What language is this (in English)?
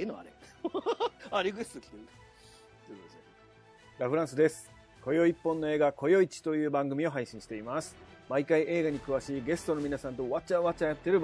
Japanese